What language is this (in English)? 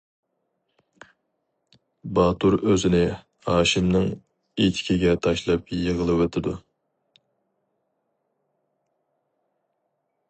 Uyghur